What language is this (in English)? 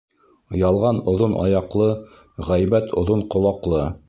Bashkir